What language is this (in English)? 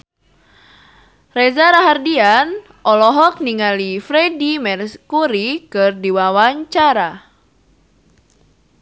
Sundanese